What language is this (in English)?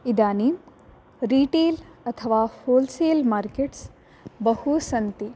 Sanskrit